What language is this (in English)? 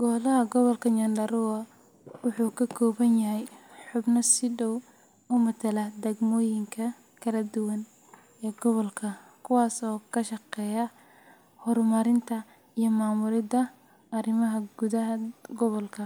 Somali